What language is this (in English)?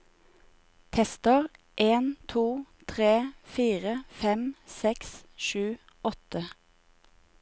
Norwegian